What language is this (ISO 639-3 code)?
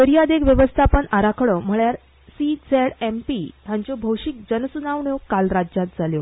kok